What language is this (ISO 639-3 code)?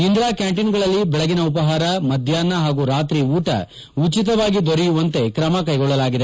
kan